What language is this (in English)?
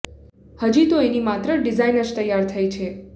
Gujarati